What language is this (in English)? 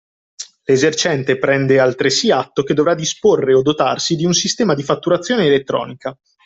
Italian